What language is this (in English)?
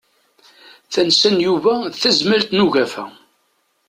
Kabyle